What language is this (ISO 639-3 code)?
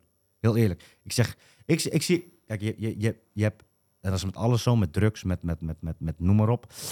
nld